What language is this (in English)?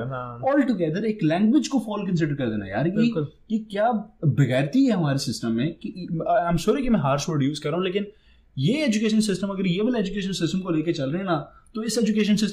Hindi